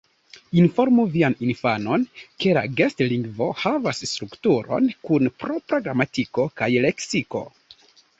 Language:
Esperanto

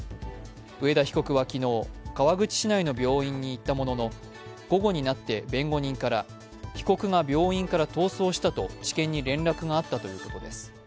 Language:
Japanese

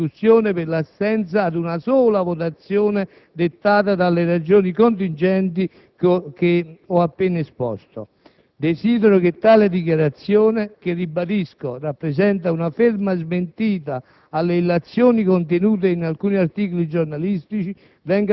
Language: Italian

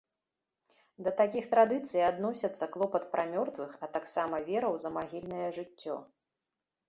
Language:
Belarusian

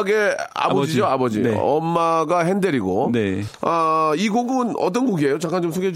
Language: Korean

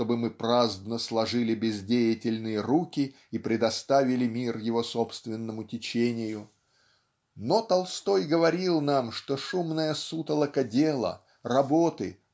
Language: Russian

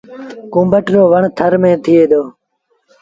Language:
Sindhi Bhil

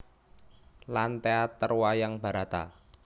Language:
Javanese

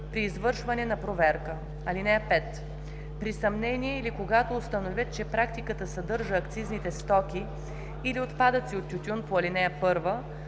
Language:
Bulgarian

